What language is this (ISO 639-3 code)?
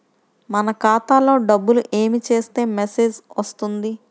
tel